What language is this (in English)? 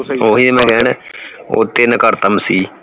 Punjabi